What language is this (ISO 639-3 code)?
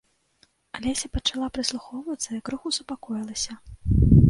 bel